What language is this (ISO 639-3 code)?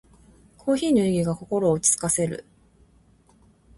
jpn